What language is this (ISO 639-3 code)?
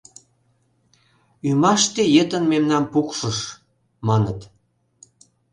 chm